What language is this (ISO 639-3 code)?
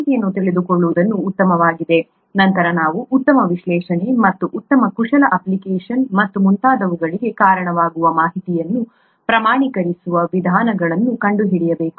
kan